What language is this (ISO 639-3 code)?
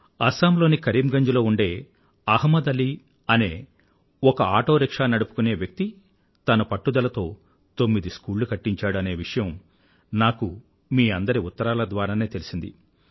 tel